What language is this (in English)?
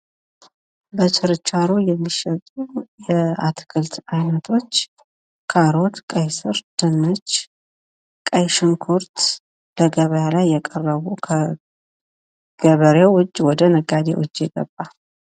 Amharic